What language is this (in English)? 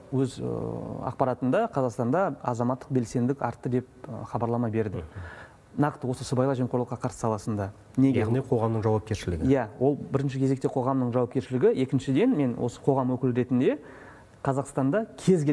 Russian